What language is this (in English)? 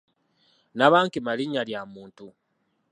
Ganda